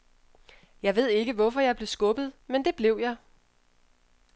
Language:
Danish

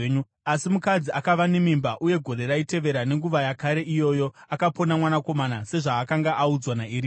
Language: Shona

